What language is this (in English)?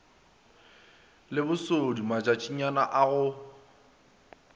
Northern Sotho